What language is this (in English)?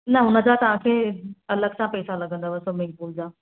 Sindhi